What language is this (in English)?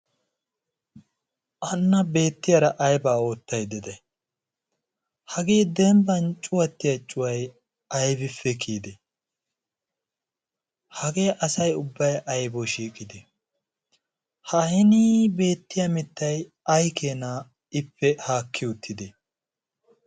Wolaytta